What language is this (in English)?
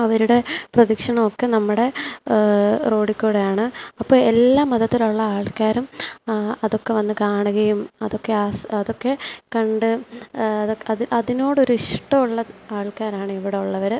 Malayalam